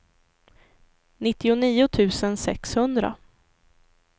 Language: Swedish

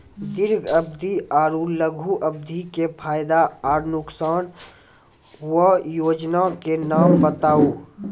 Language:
Maithili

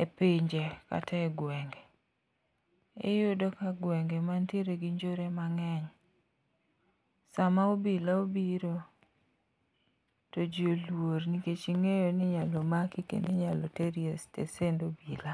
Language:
Luo (Kenya and Tanzania)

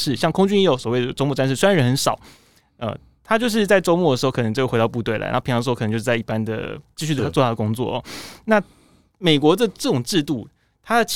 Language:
Chinese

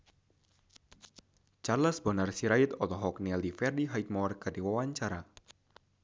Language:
Sundanese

